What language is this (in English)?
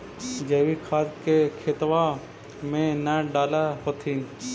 Magahi